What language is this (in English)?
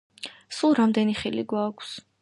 Georgian